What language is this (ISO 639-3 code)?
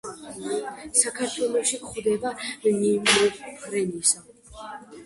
kat